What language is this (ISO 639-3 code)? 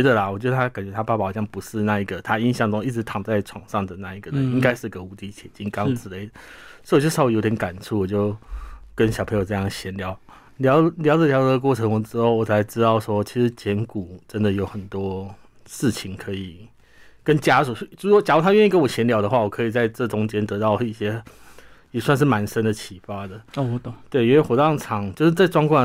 zho